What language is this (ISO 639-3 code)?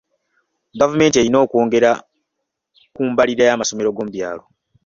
lug